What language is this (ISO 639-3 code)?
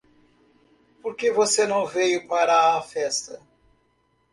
por